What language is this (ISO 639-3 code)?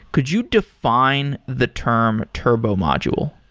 eng